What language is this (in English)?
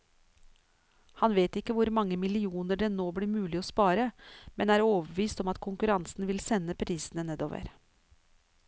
Norwegian